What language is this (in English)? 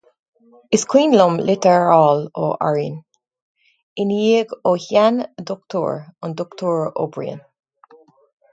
Irish